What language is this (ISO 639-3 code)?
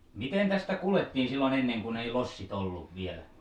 fin